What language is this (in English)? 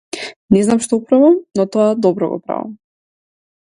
Macedonian